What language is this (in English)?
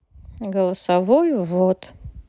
Russian